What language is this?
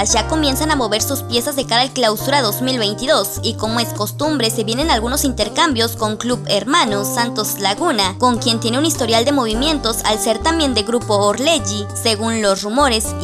Spanish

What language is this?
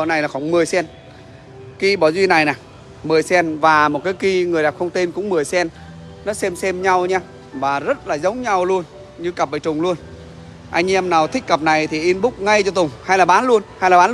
Vietnamese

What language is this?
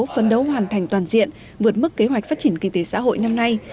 Vietnamese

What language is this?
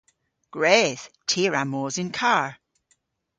Cornish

